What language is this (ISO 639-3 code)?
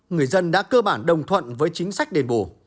vie